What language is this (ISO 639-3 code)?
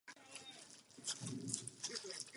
ces